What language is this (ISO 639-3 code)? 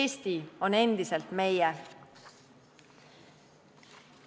est